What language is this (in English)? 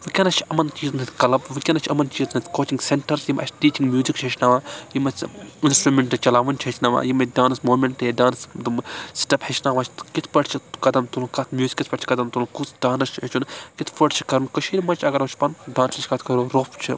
Kashmiri